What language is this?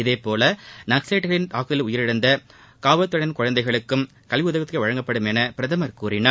Tamil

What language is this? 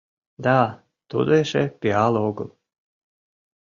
Mari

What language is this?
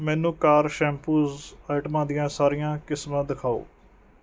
Punjabi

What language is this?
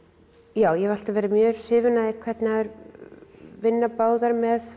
Icelandic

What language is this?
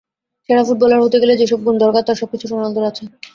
Bangla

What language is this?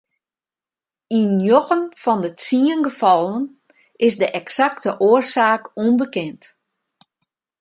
Western Frisian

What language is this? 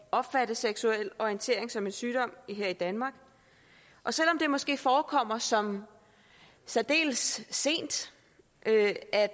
Danish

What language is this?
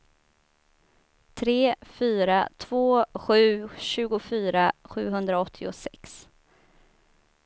Swedish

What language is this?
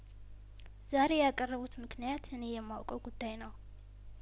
Amharic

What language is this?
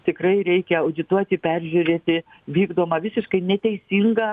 Lithuanian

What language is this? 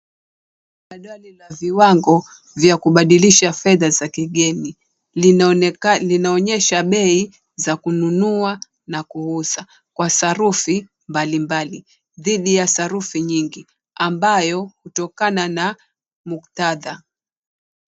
Swahili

